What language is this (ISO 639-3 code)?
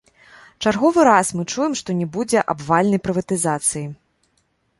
bel